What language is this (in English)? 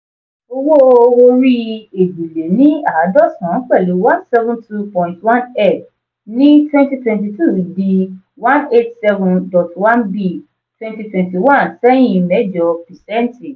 Yoruba